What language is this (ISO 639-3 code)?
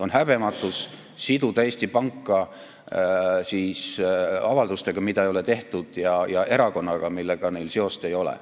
est